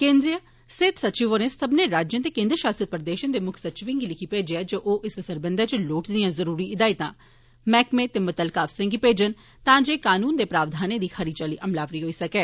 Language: Dogri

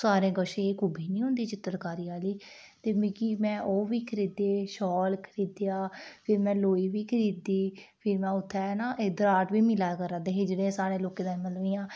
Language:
Dogri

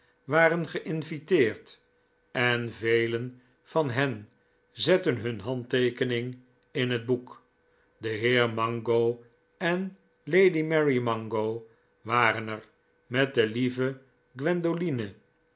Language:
Dutch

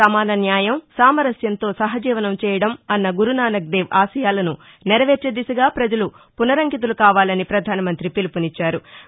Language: Telugu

